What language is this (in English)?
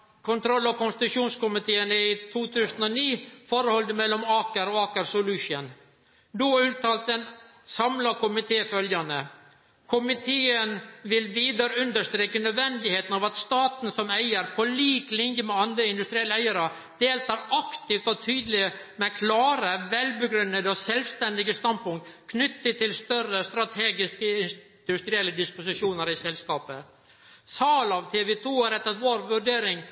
Norwegian Nynorsk